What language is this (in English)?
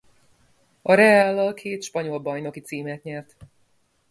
Hungarian